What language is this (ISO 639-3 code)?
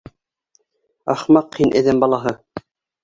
bak